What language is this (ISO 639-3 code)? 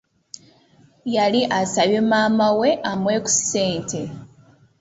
lug